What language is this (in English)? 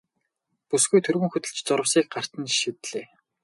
Mongolian